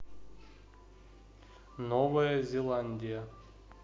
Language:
Russian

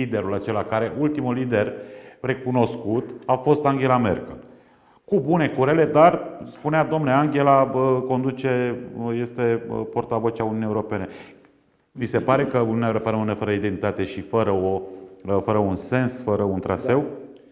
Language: Romanian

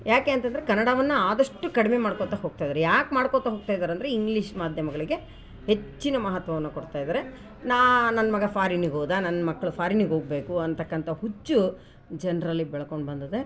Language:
Kannada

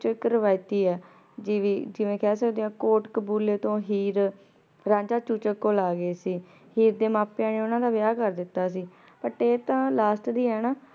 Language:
Punjabi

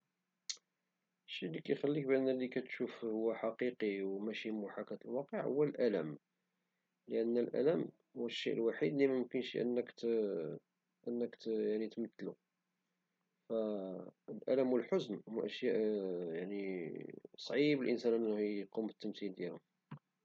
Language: Moroccan Arabic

